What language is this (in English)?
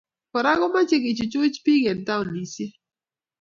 Kalenjin